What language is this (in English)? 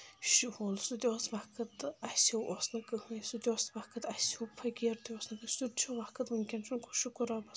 Kashmiri